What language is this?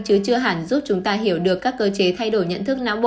Vietnamese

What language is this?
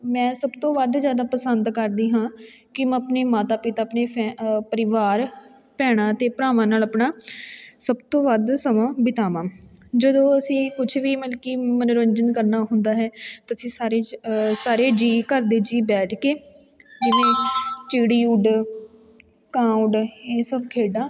Punjabi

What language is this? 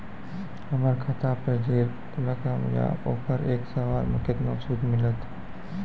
Maithili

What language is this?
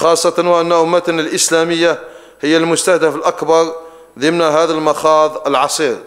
Arabic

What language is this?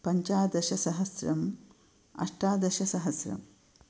Sanskrit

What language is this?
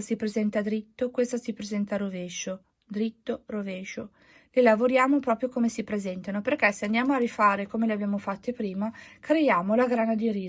Italian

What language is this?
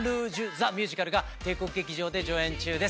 Japanese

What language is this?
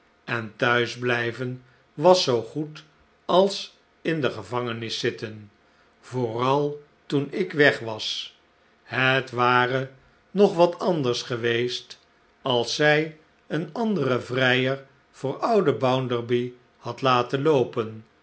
Dutch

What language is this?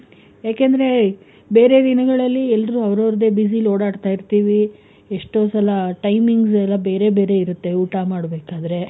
Kannada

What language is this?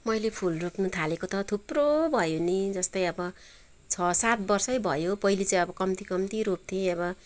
Nepali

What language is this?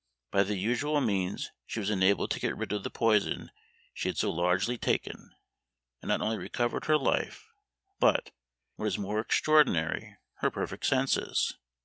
English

